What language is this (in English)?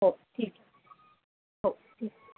Marathi